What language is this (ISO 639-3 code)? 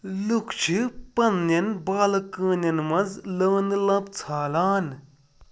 kas